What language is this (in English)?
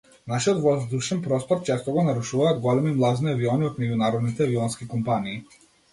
Macedonian